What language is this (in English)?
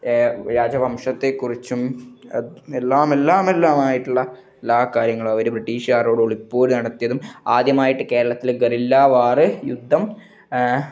Malayalam